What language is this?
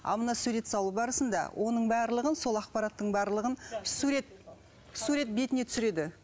Kazakh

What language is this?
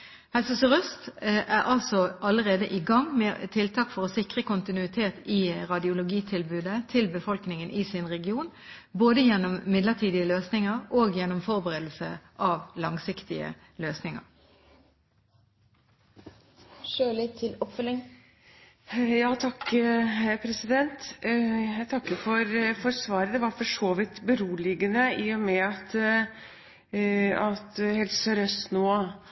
Norwegian Bokmål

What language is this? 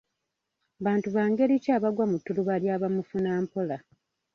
Ganda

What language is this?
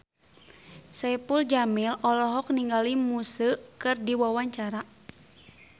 Sundanese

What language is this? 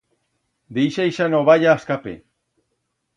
Aragonese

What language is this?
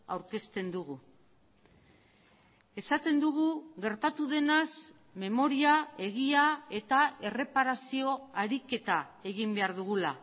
Basque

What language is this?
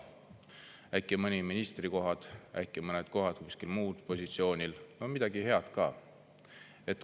Estonian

